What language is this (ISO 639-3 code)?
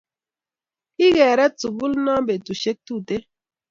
kln